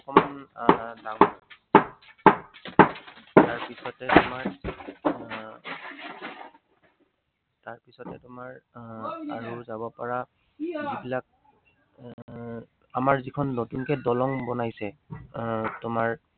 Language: Assamese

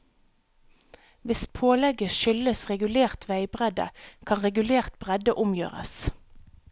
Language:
Norwegian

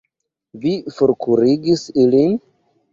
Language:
Esperanto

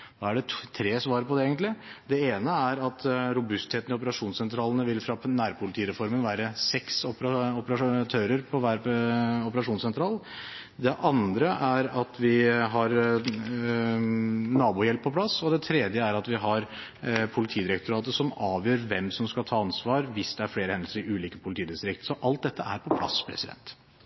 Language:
Norwegian Bokmål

